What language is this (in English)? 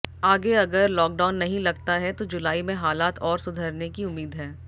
Hindi